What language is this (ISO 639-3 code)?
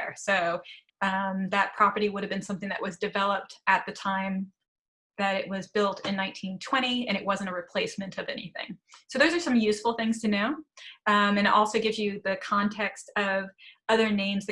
eng